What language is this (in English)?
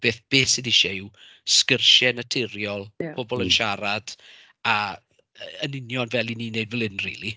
Welsh